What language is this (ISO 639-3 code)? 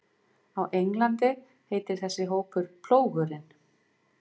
isl